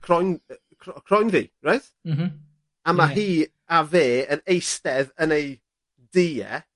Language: Welsh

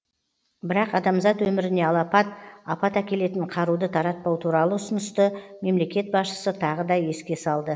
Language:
Kazakh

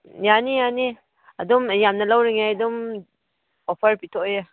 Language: Manipuri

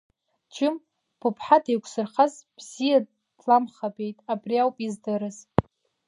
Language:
Abkhazian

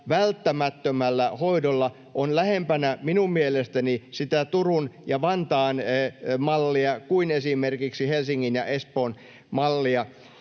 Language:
Finnish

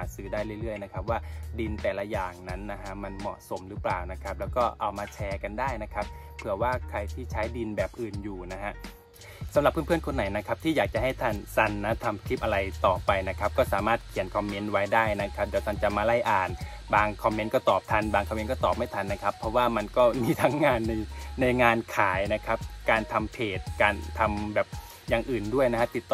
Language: Thai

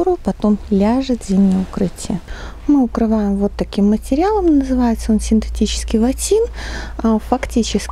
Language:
Russian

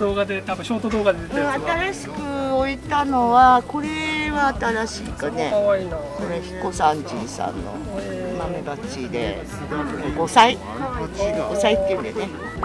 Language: Japanese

